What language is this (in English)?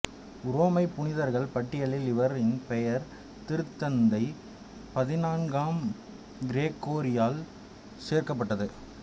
Tamil